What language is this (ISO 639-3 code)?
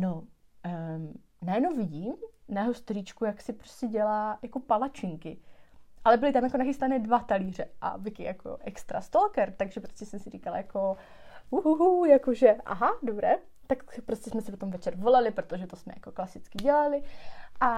ces